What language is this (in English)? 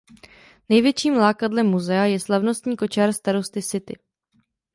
Czech